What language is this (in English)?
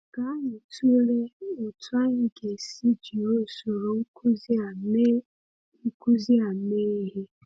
Igbo